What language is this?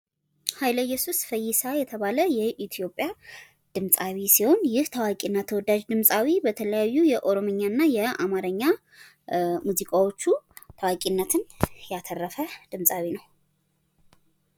Amharic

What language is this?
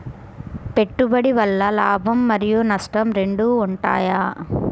Telugu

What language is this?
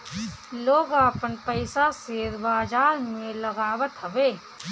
Bhojpuri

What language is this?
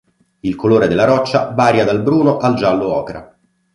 Italian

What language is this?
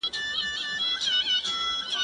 Pashto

